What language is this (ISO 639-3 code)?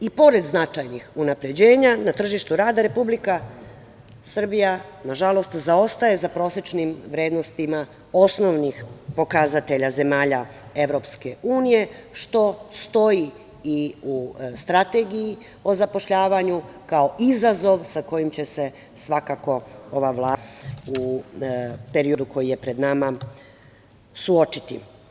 srp